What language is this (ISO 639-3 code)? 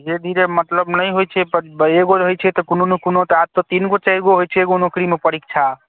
mai